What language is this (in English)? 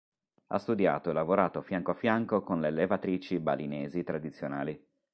Italian